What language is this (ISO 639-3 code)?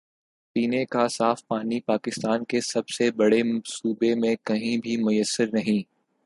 urd